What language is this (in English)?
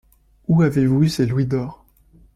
French